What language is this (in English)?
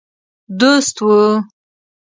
Pashto